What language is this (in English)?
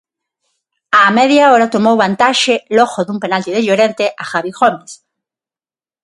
Galician